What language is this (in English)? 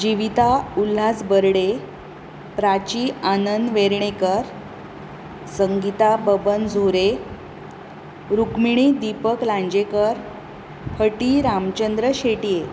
Konkani